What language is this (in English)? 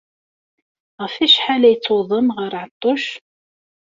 Kabyle